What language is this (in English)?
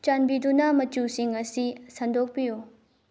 Manipuri